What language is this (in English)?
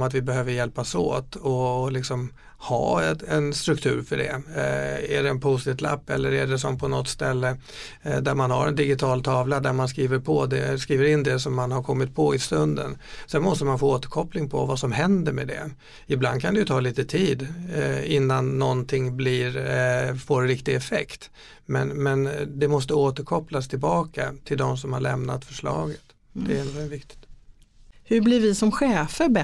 Swedish